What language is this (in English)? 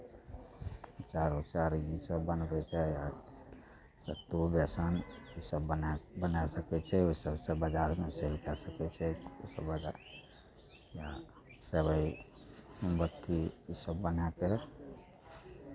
Maithili